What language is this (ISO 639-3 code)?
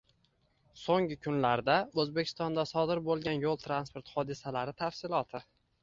uzb